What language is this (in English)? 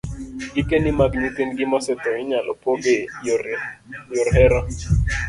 Luo (Kenya and Tanzania)